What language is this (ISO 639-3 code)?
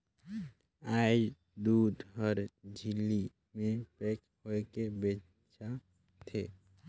hne